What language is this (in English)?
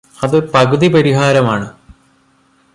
Malayalam